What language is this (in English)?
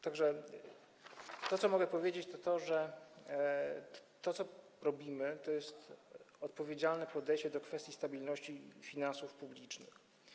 Polish